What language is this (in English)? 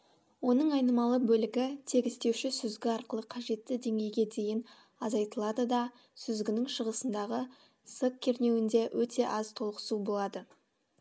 Kazakh